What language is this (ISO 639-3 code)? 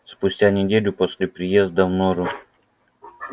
rus